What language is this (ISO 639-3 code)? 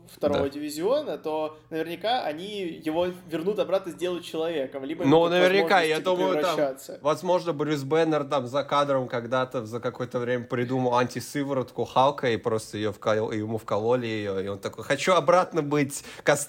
rus